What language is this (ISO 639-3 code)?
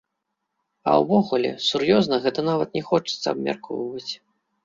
bel